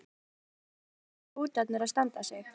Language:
Icelandic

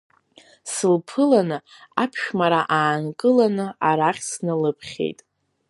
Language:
Abkhazian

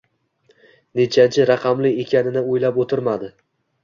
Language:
Uzbek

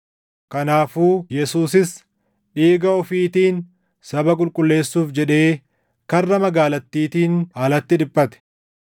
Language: Oromo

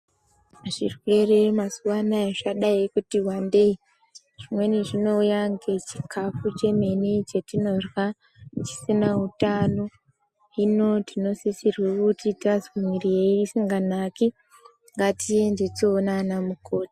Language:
Ndau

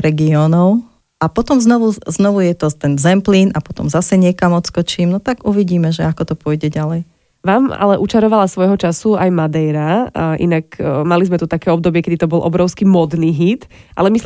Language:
Slovak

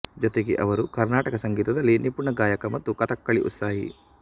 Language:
Kannada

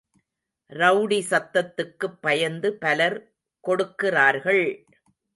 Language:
Tamil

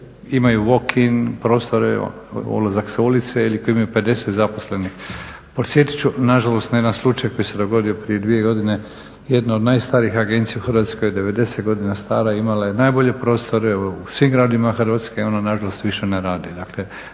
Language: Croatian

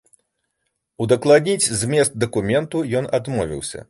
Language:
Belarusian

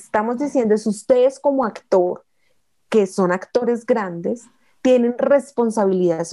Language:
Spanish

